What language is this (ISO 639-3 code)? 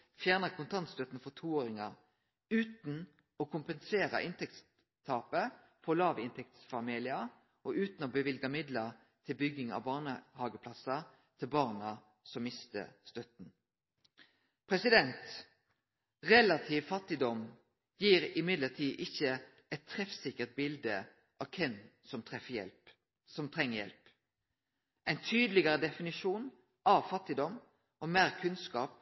nno